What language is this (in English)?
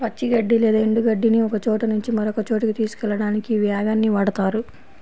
Telugu